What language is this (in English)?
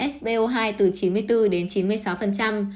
Vietnamese